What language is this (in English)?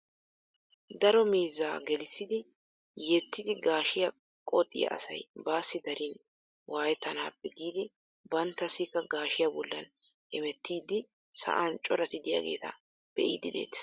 Wolaytta